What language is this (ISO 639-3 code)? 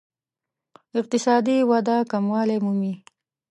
pus